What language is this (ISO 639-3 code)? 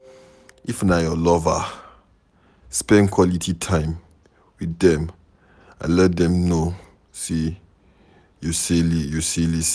pcm